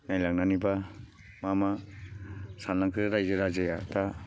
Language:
Bodo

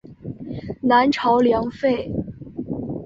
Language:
Chinese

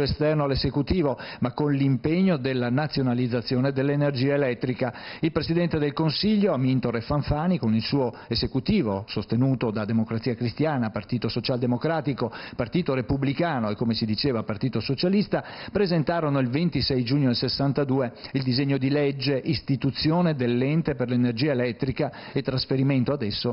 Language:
Italian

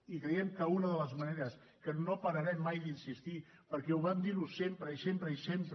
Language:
Catalan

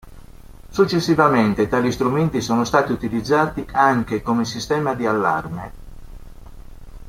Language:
Italian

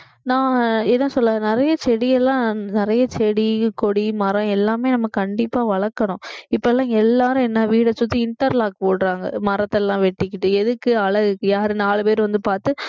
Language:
Tamil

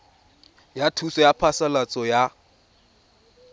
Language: Tswana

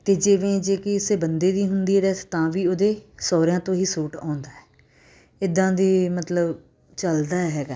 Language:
Punjabi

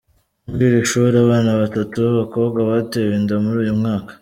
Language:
Kinyarwanda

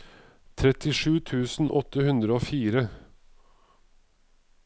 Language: Norwegian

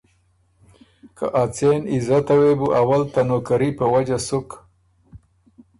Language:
Ormuri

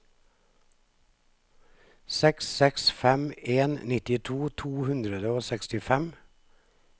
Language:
Norwegian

